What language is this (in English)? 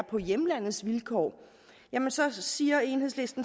Danish